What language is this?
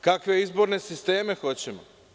Serbian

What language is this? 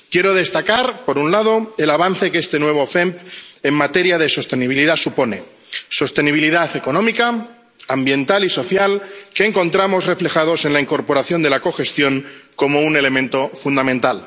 Spanish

